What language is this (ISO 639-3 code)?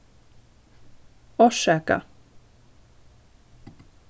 fao